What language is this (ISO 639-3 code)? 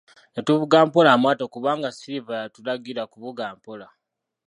lug